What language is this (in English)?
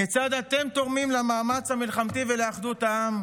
Hebrew